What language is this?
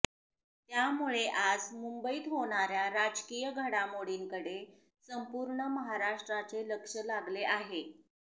Marathi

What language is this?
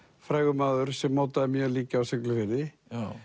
Icelandic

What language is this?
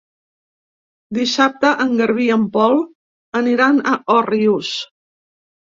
Catalan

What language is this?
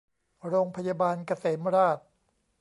Thai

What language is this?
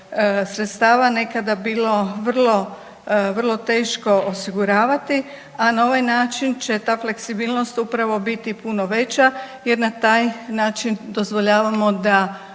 Croatian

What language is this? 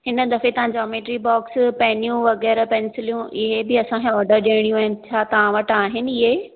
Sindhi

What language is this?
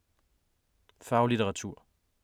Danish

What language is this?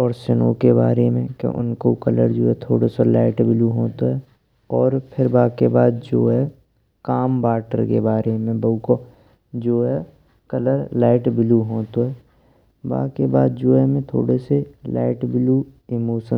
Braj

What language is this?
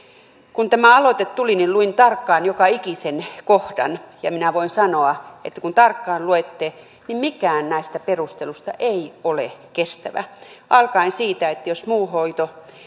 Finnish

